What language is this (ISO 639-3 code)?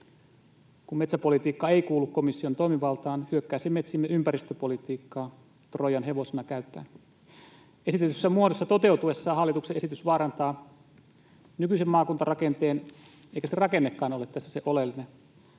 fin